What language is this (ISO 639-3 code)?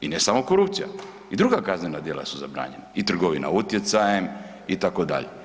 hrv